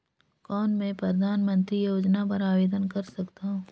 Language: Chhattisgarhi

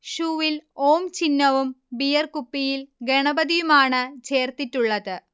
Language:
Malayalam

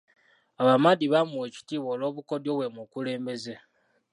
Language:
Ganda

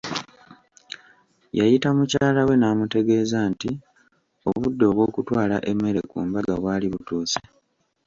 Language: Ganda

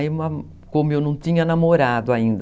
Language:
Portuguese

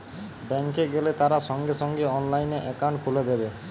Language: Bangla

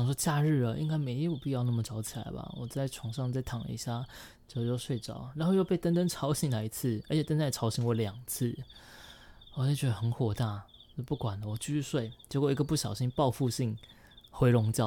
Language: Chinese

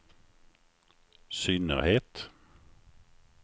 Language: Swedish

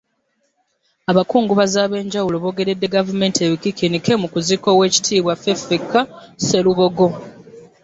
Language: Ganda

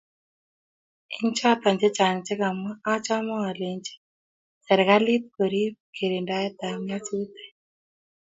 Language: Kalenjin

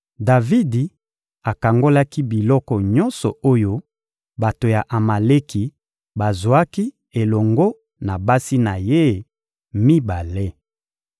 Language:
Lingala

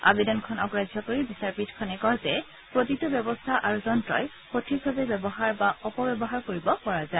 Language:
Assamese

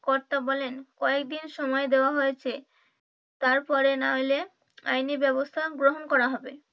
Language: Bangla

